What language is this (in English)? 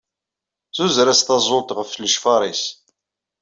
Kabyle